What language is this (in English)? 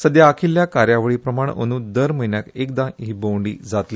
Konkani